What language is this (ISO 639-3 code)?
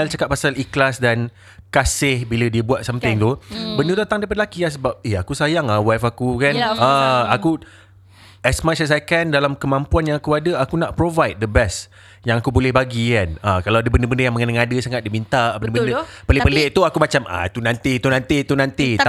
msa